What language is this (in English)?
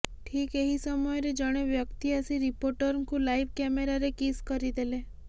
Odia